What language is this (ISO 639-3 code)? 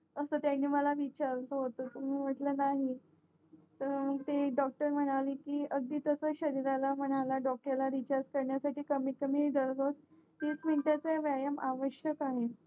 mar